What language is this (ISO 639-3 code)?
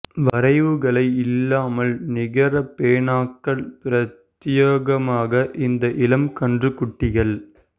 tam